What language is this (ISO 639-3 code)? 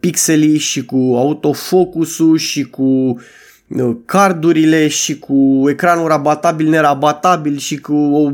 ron